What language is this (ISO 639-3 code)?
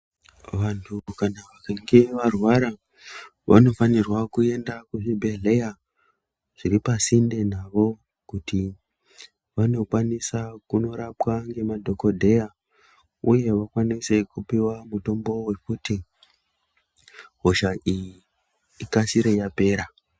ndc